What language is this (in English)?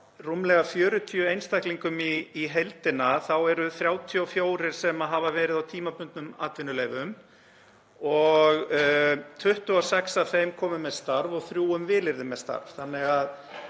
Icelandic